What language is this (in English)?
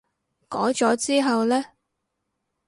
Cantonese